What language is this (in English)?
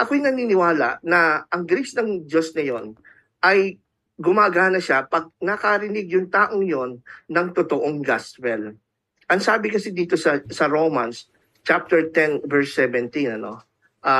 Filipino